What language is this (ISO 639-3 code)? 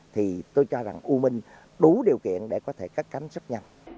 vie